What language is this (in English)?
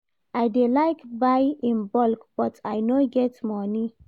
Nigerian Pidgin